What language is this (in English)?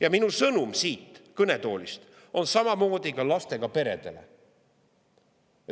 Estonian